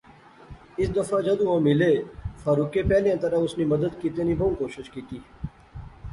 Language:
Pahari-Potwari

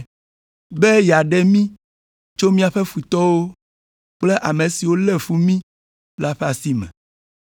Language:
Ewe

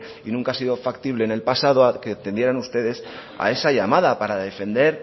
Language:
Spanish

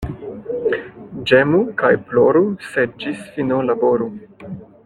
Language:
Esperanto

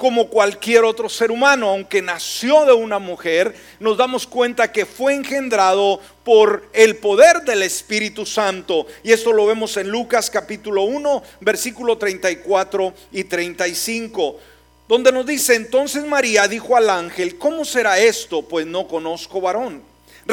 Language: Spanish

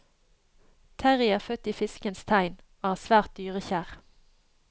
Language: Norwegian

